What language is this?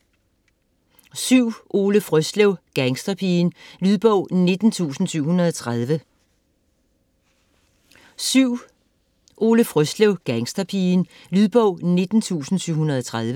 Danish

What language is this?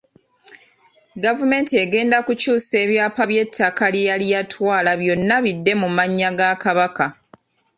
Ganda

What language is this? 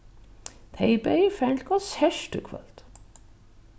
Faroese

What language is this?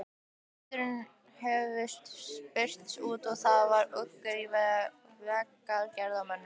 Icelandic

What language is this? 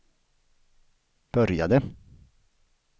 Swedish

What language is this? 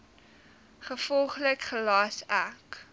Afrikaans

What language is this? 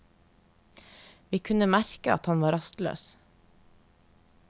Norwegian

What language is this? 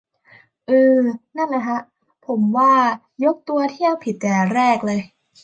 Thai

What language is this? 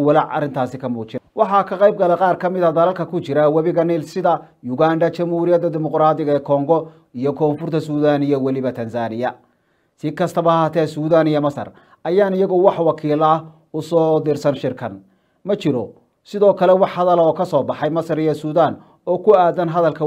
Arabic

